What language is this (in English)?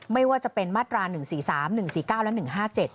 Thai